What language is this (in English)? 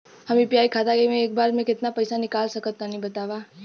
Bhojpuri